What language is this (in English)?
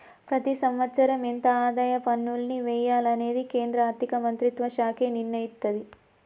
Telugu